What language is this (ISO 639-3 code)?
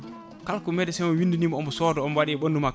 ful